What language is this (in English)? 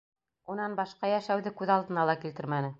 Bashkir